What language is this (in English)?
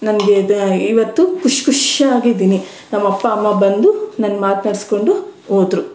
Kannada